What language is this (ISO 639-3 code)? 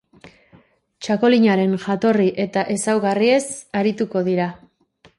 eus